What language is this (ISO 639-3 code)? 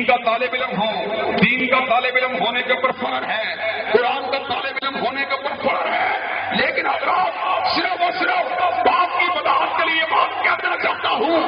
ara